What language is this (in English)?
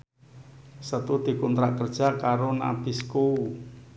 Javanese